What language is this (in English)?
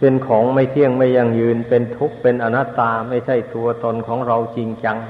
Thai